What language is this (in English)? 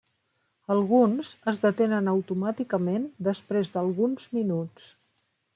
Catalan